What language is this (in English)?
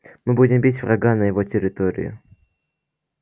Russian